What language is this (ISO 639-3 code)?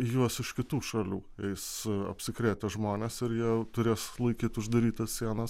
lit